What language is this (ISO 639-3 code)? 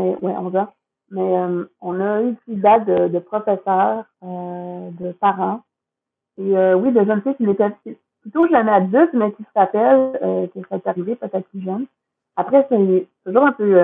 fra